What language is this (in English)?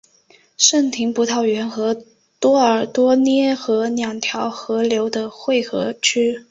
Chinese